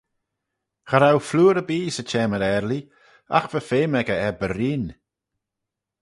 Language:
Manx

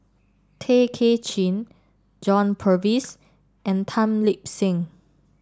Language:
English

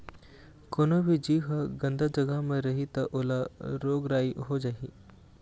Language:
Chhattisgarhi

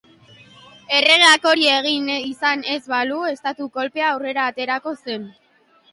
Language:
Basque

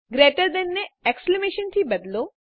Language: Gujarati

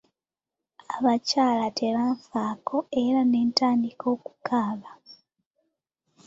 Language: Ganda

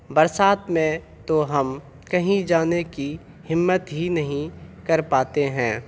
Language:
Urdu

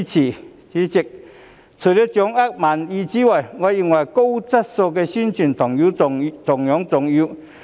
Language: Cantonese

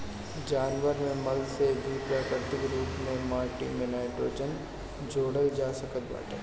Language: Bhojpuri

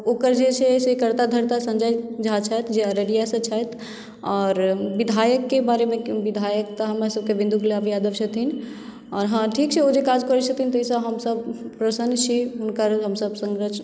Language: Maithili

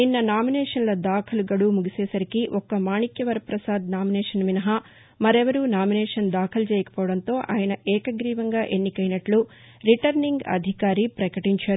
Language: Telugu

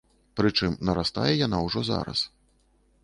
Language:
Belarusian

